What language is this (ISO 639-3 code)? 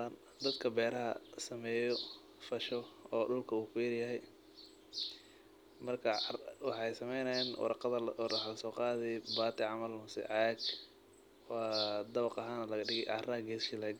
som